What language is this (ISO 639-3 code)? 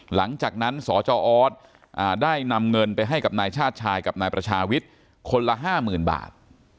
tha